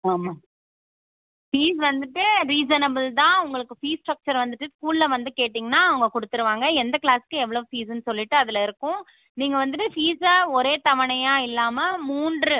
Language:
Tamil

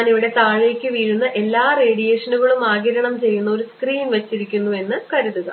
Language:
Malayalam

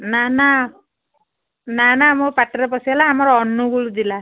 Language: Odia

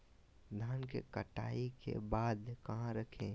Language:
Magahi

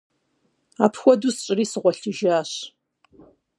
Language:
Kabardian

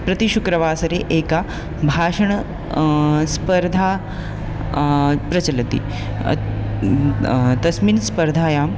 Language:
Sanskrit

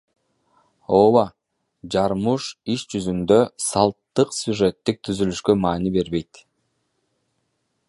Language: Kyrgyz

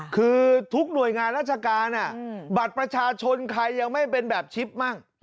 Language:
Thai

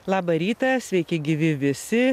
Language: Lithuanian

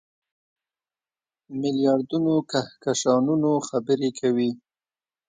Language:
Pashto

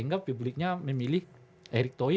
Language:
Indonesian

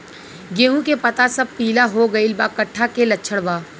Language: Bhojpuri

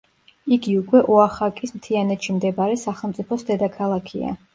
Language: Georgian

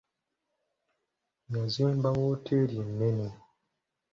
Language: Ganda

